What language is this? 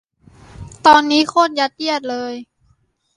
Thai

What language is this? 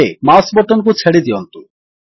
Odia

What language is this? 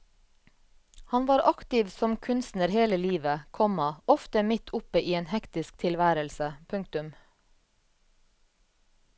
Norwegian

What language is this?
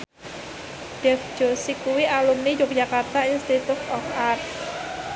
Javanese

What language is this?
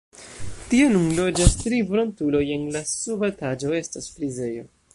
Esperanto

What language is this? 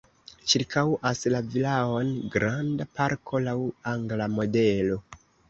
Esperanto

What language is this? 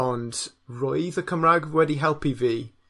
Welsh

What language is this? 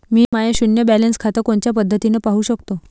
Marathi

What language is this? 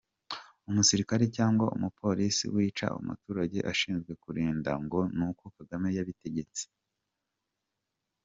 Kinyarwanda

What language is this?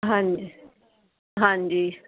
Punjabi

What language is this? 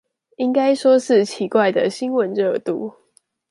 Chinese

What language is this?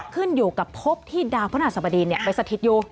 Thai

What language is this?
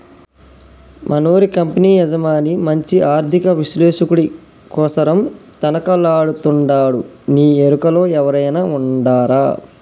Telugu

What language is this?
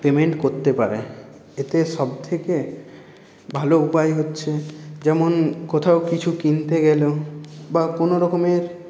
Bangla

